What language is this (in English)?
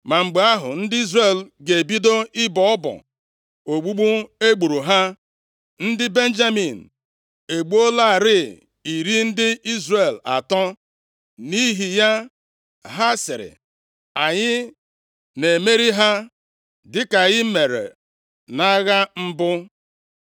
Igbo